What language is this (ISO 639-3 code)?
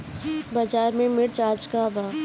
bho